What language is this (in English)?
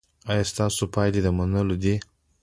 Pashto